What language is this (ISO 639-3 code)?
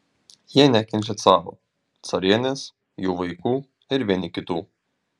lit